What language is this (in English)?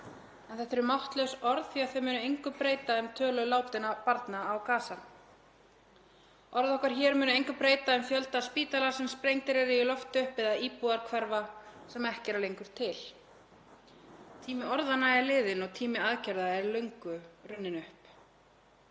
Icelandic